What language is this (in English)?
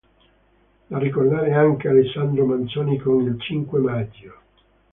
Italian